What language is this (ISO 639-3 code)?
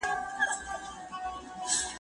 pus